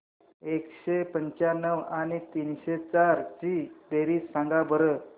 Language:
Marathi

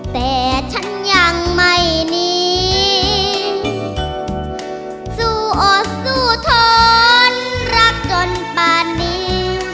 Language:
Thai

